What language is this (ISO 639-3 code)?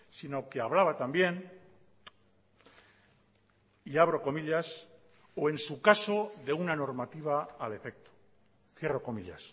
spa